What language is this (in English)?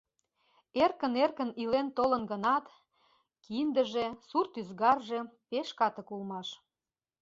Mari